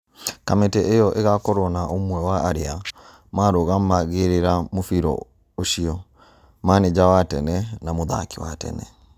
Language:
Kikuyu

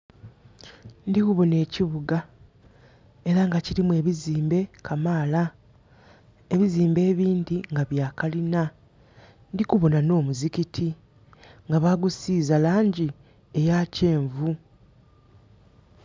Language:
Soga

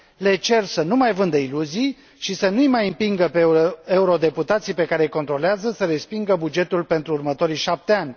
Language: Romanian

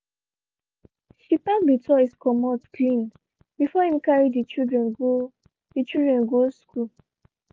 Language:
Nigerian Pidgin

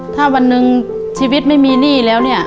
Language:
Thai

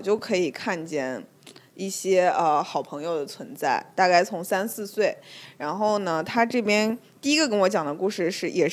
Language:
Chinese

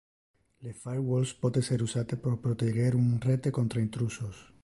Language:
Interlingua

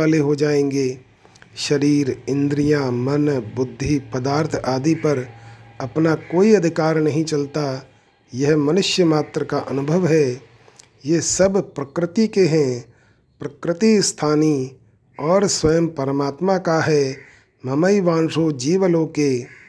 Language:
Hindi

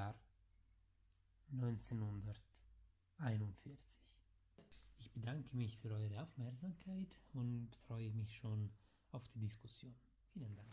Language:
German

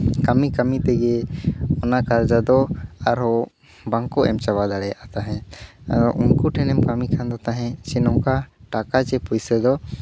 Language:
Santali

